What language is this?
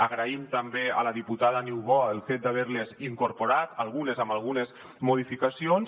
Catalan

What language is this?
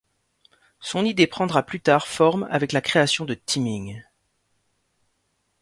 French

